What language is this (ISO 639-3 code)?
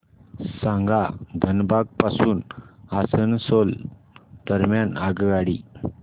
mar